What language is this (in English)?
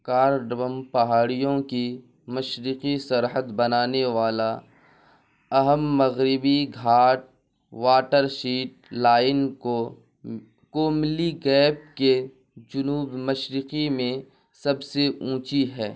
Urdu